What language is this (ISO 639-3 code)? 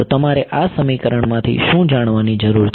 guj